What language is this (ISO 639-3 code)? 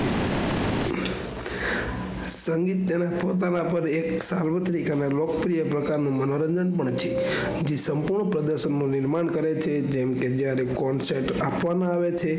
guj